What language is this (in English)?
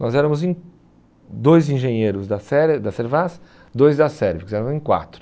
Portuguese